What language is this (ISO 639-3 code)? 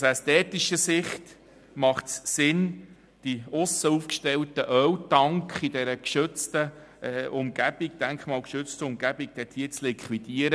gsw